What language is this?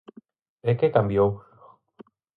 Galician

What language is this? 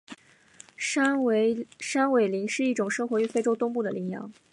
Chinese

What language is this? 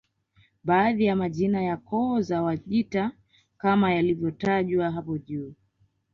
Swahili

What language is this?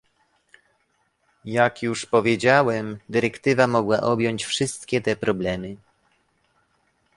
Polish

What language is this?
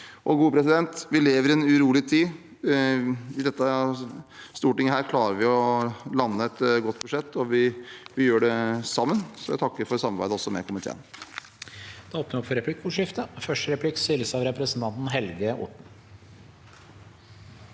Norwegian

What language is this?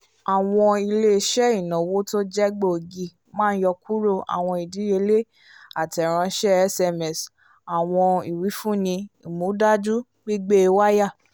Yoruba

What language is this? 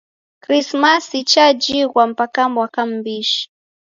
Taita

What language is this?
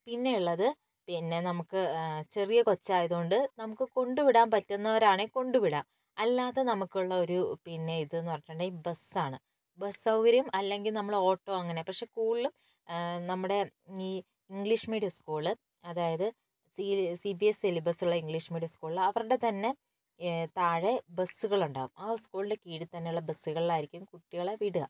Malayalam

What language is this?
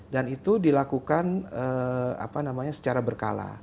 Indonesian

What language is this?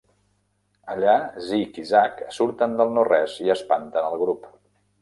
Catalan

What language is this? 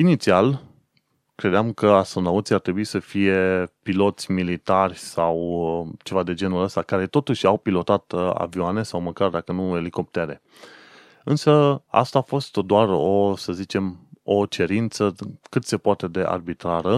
Romanian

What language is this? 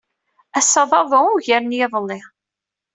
Kabyle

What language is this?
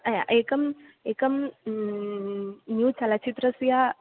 Sanskrit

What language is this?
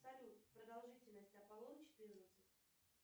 Russian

